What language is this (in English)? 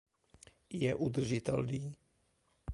Czech